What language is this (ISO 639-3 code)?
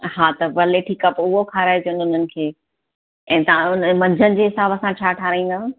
snd